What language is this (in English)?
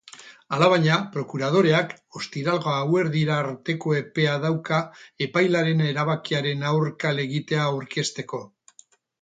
Basque